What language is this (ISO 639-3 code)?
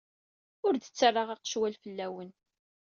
kab